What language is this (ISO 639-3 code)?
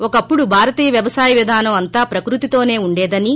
tel